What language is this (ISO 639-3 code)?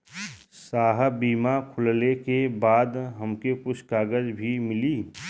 bho